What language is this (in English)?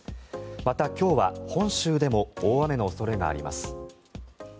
Japanese